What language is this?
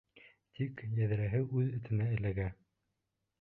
Bashkir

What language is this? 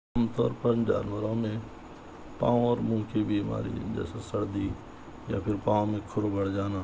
Urdu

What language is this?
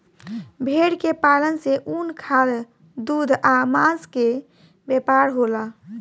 Bhojpuri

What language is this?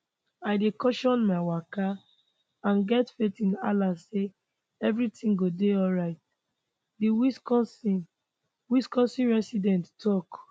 Nigerian Pidgin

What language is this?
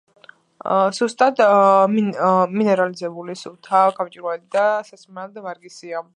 Georgian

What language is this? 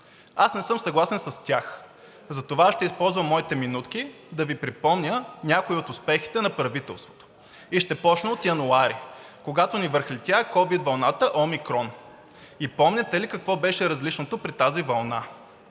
Bulgarian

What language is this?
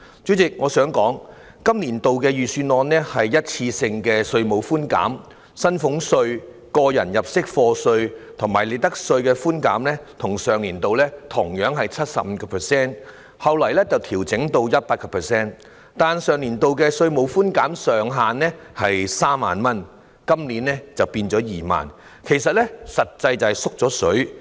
Cantonese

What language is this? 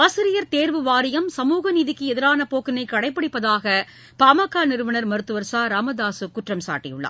Tamil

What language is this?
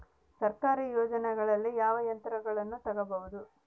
Kannada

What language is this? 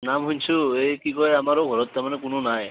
Assamese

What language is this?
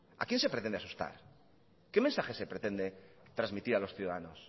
Spanish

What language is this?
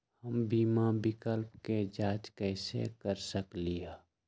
Magahi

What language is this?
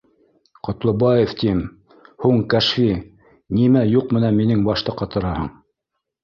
Bashkir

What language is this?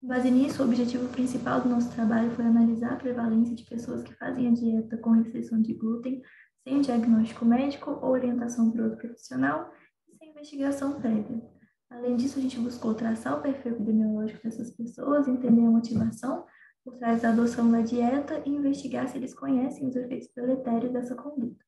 Portuguese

